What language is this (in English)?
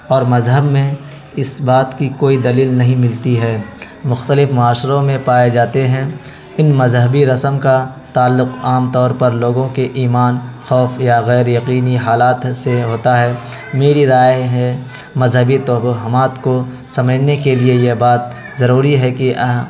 Urdu